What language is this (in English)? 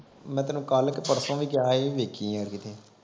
Punjabi